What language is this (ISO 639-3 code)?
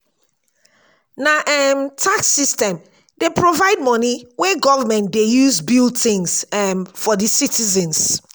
pcm